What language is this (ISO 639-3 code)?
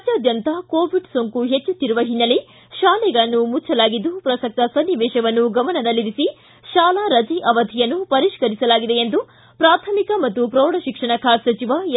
kan